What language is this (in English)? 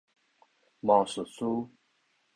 Min Nan Chinese